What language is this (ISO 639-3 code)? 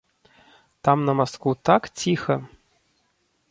bel